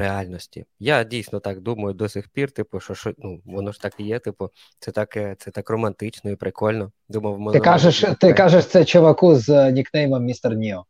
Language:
Ukrainian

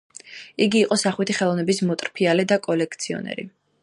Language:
Georgian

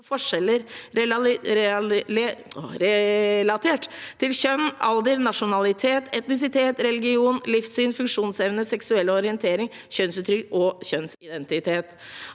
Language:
Norwegian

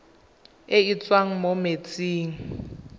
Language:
Tswana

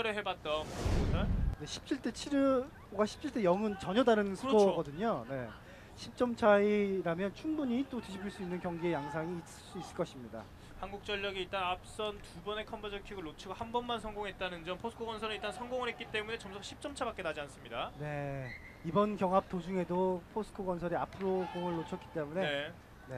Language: Korean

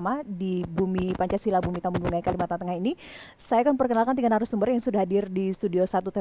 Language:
Indonesian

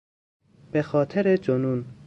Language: Persian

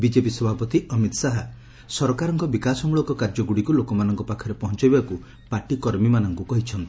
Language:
Odia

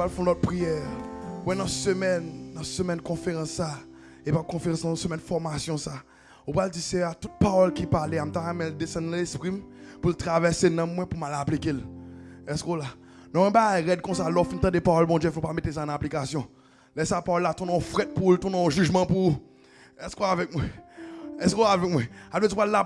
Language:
French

